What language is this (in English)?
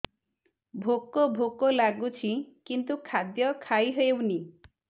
Odia